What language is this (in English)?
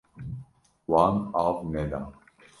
Kurdish